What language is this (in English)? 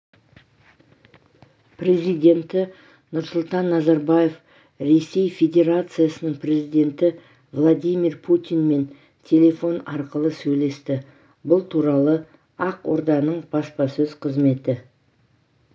Kazakh